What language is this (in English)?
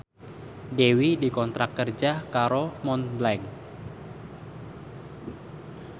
Javanese